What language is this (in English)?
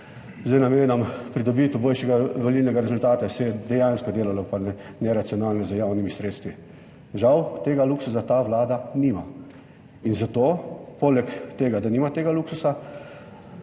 Slovenian